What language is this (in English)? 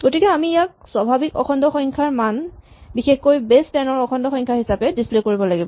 Assamese